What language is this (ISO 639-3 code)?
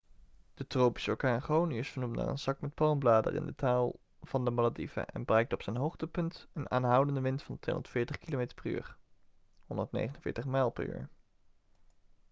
nld